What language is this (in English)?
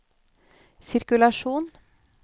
Norwegian